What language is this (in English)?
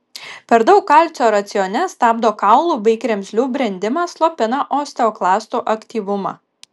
Lithuanian